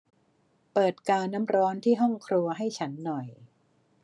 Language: Thai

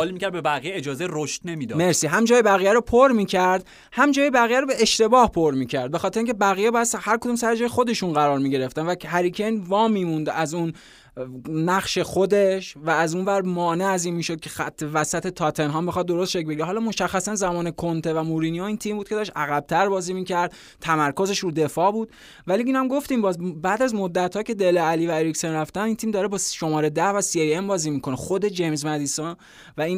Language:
Persian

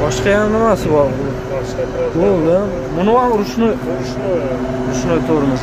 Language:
Turkish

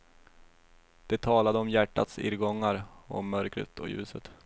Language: Swedish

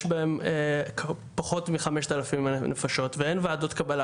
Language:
Hebrew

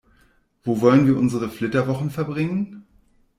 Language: German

